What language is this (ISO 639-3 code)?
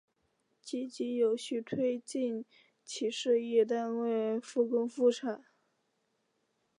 zho